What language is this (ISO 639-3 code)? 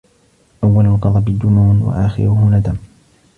ara